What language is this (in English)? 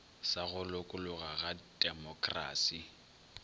Northern Sotho